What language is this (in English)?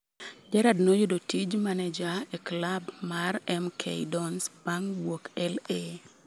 Luo (Kenya and Tanzania)